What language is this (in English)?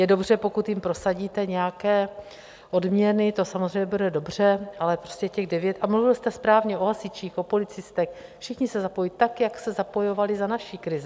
Czech